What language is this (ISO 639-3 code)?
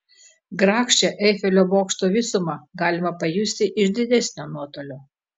lit